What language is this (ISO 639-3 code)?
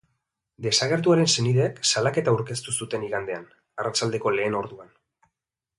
eus